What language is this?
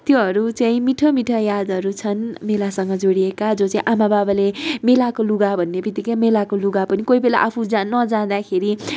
Nepali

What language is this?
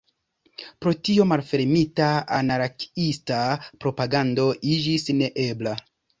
Esperanto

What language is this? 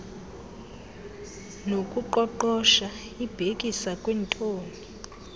Xhosa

